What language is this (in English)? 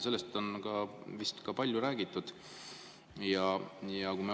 Estonian